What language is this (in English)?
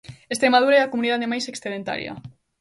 Galician